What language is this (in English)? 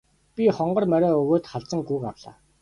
Mongolian